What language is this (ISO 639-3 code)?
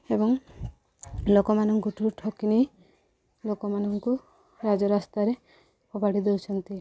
ori